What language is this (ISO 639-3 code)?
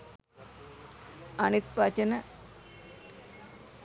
sin